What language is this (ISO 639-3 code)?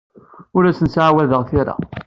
kab